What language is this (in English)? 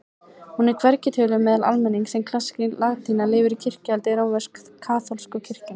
Icelandic